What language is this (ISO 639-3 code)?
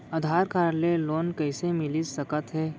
hne